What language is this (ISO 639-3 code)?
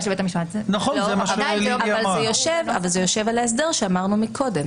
heb